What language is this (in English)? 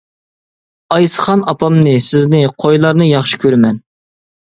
Uyghur